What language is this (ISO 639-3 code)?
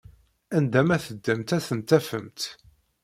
kab